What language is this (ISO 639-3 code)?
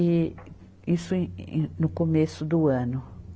por